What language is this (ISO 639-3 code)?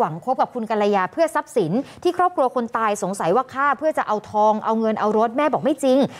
tha